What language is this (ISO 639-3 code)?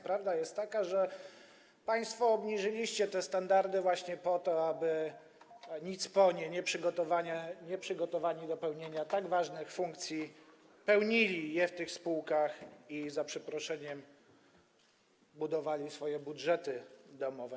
pol